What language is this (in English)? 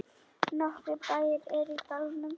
Icelandic